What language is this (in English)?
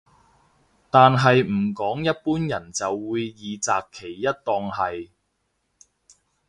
Cantonese